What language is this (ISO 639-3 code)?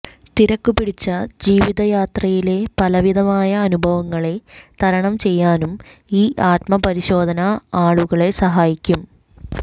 mal